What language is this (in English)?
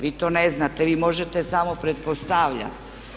Croatian